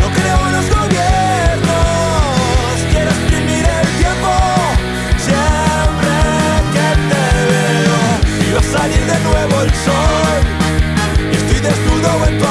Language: Spanish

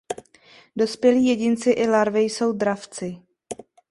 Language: Czech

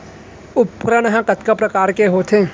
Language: Chhattisgarhi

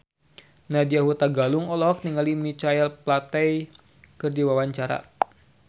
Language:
Sundanese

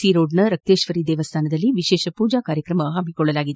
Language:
Kannada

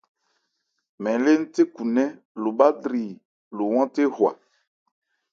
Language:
Ebrié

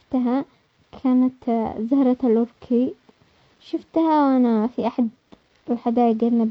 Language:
Omani Arabic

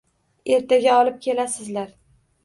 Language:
Uzbek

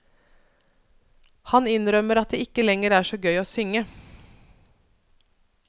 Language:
Norwegian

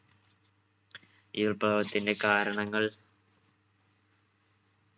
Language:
Malayalam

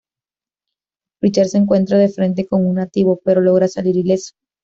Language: Spanish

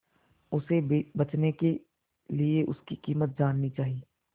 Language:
Hindi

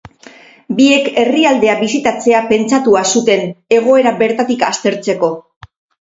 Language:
Basque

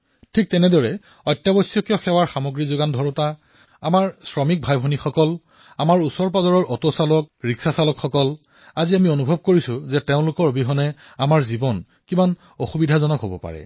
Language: Assamese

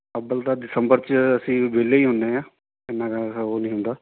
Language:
Punjabi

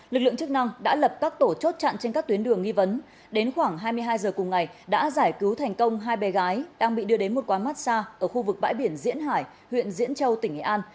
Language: Vietnamese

